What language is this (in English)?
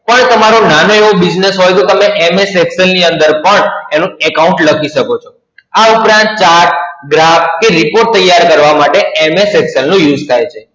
Gujarati